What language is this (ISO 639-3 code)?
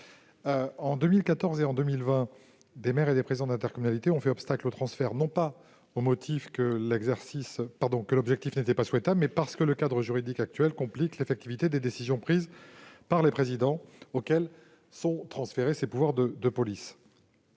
fra